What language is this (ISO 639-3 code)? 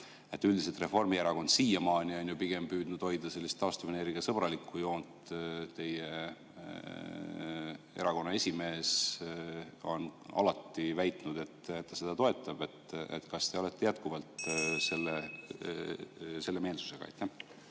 est